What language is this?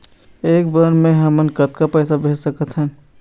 Chhattisgarhi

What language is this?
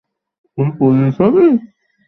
Bangla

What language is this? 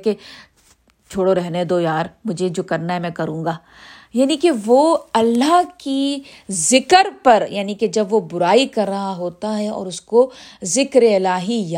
Urdu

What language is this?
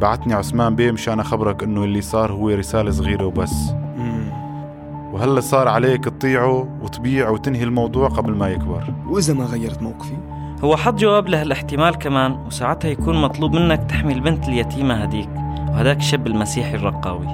Arabic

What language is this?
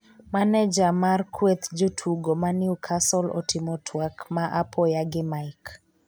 Luo (Kenya and Tanzania)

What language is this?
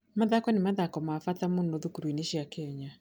Kikuyu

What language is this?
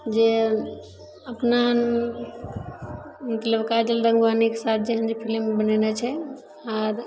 Maithili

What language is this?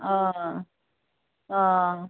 Assamese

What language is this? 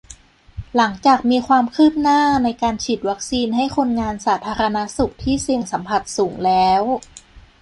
Thai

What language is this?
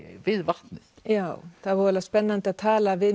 Icelandic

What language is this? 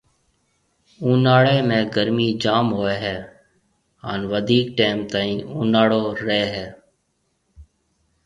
Marwari (Pakistan)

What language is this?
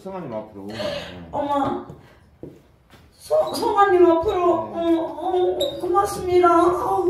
Korean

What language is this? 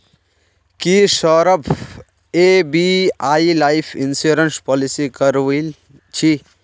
Magahi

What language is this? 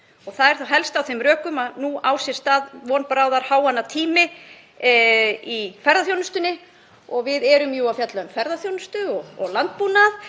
Icelandic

